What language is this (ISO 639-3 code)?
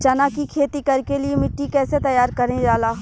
bho